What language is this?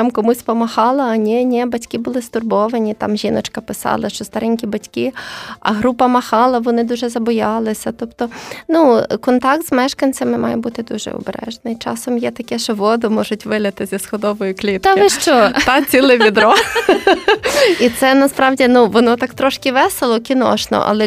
Ukrainian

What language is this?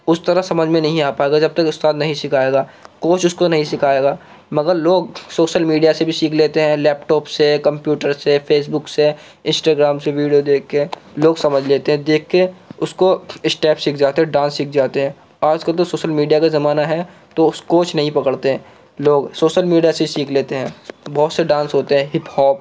Urdu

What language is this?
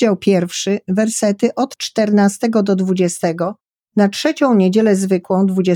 Polish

